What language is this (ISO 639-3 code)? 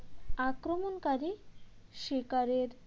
ben